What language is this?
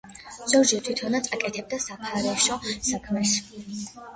Georgian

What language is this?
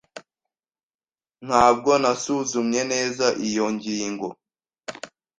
Kinyarwanda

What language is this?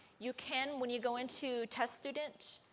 English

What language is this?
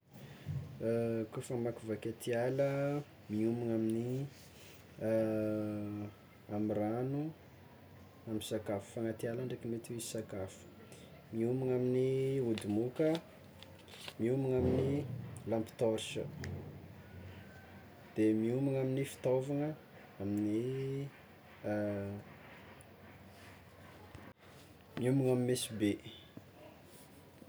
Tsimihety Malagasy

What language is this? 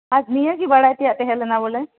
Santali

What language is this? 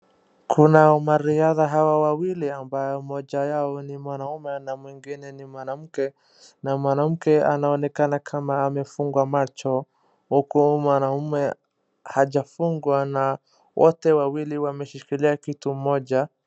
Swahili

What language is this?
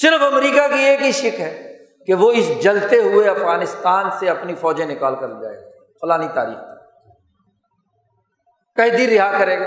Urdu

